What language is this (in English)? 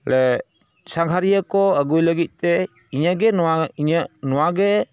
Santali